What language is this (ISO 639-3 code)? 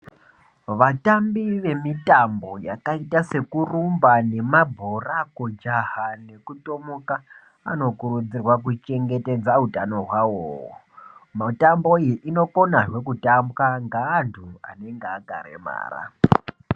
ndc